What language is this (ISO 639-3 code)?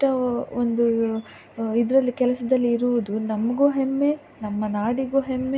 kan